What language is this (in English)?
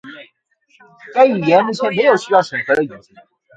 Chinese